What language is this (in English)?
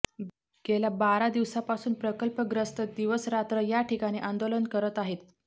Marathi